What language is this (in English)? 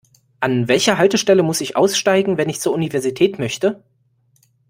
German